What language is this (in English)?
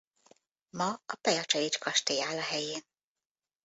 Hungarian